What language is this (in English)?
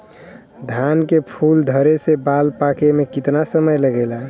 Bhojpuri